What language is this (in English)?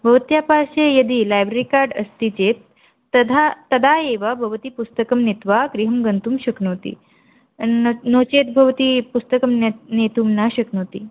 Sanskrit